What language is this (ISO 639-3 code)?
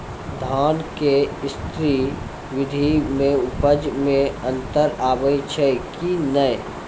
mai